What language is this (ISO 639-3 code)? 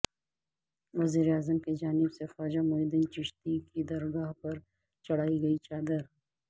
urd